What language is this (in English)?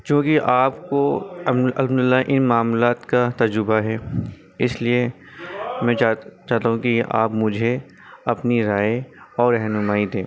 Urdu